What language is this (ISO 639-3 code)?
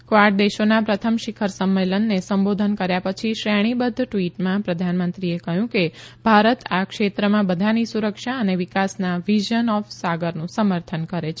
guj